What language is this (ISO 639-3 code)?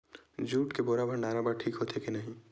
hne